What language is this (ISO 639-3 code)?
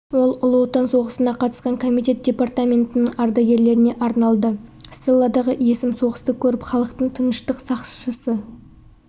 kaz